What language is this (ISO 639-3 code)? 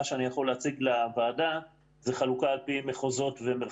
heb